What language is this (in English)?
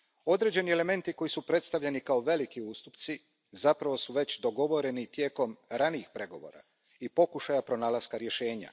Croatian